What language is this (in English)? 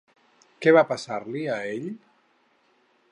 Catalan